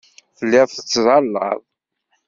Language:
Kabyle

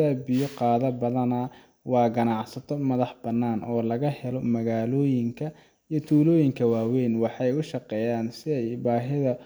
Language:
Somali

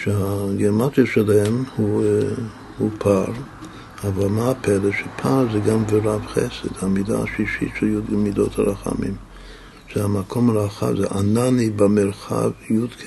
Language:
Hebrew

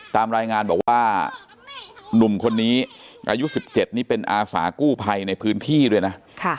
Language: Thai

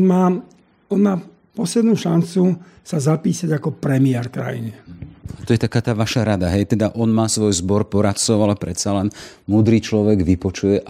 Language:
Slovak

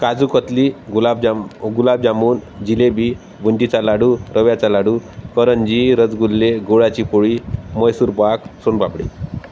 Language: Marathi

